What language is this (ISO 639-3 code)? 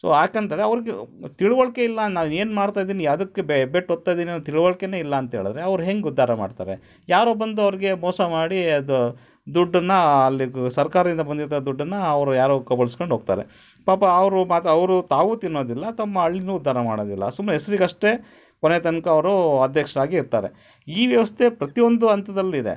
kan